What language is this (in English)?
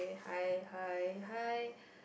English